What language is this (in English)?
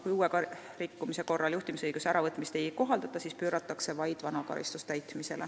Estonian